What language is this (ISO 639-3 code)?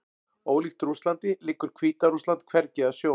isl